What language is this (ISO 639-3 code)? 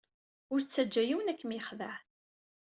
kab